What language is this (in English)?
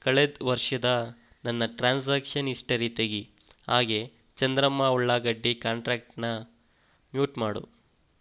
Kannada